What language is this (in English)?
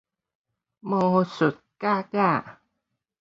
Min Nan Chinese